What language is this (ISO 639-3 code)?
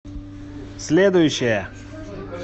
rus